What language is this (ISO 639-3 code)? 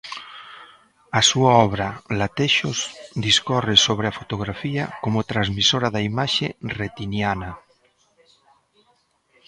glg